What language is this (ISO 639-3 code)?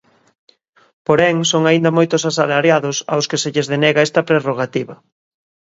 glg